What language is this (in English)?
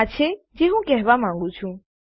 Gujarati